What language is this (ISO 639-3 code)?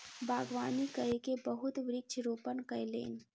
mai